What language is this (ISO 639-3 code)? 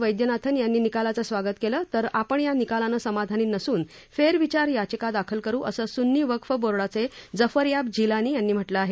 mar